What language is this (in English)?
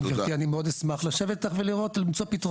Hebrew